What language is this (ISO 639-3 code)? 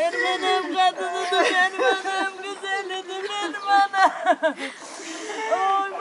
bul